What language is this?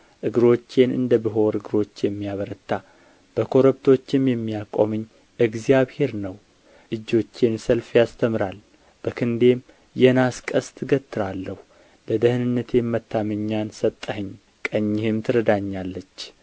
Amharic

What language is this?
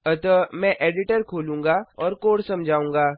Hindi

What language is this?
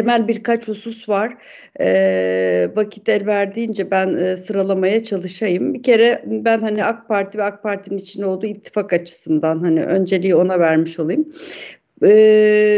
Turkish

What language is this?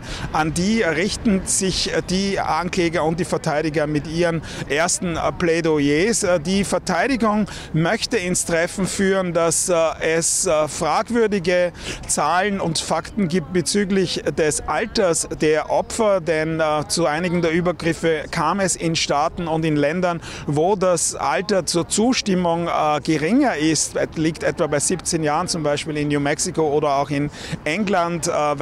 German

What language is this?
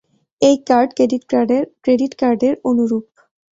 Bangla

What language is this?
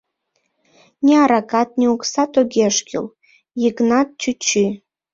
Mari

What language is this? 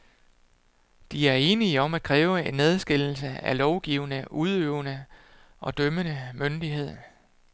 Danish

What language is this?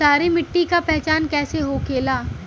Bhojpuri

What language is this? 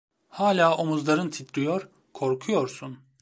Turkish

